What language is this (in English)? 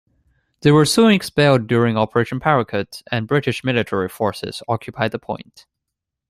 English